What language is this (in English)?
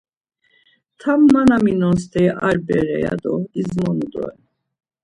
Laz